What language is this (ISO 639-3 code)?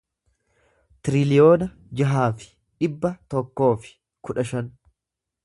orm